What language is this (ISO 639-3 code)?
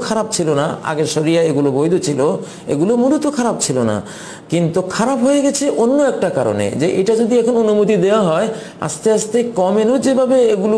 hin